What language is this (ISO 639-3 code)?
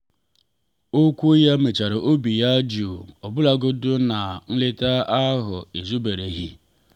ibo